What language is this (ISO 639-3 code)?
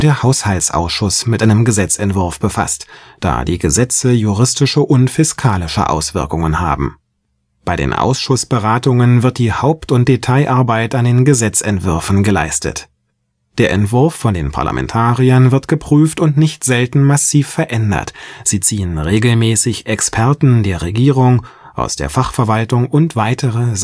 deu